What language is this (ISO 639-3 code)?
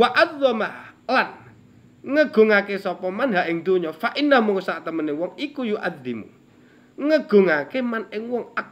ind